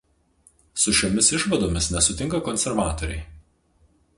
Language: Lithuanian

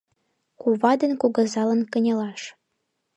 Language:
Mari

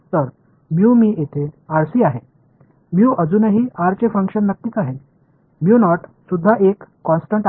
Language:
Marathi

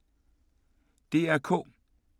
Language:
Danish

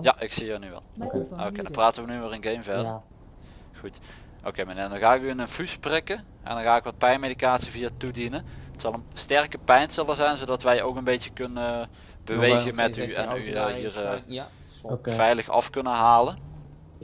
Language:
Dutch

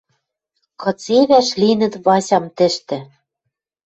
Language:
Western Mari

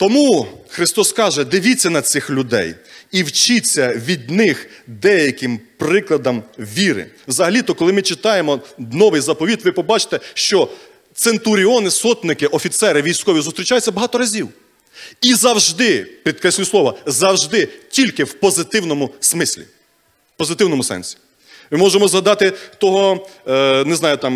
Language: Ukrainian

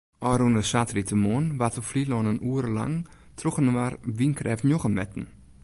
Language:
Western Frisian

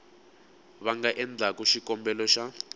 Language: Tsonga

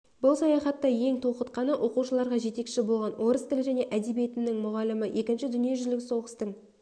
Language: Kazakh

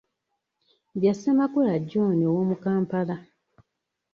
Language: Ganda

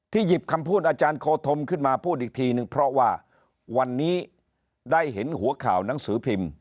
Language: Thai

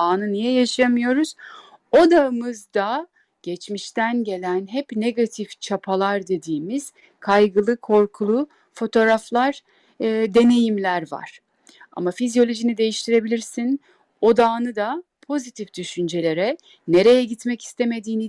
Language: Turkish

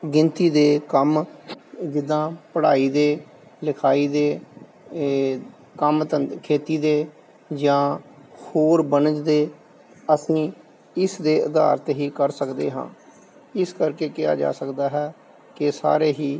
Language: Punjabi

